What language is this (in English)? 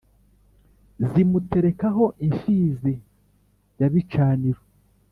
Kinyarwanda